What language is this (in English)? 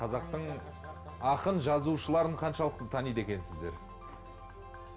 Kazakh